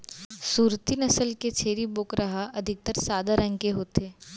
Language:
Chhattisgarhi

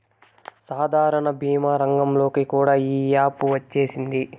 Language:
Telugu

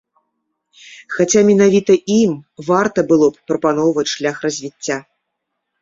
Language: Belarusian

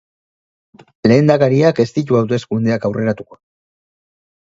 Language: Basque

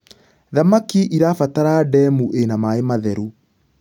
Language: Kikuyu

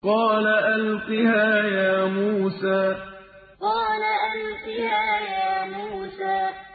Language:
Arabic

